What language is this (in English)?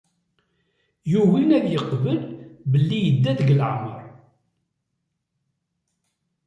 Kabyle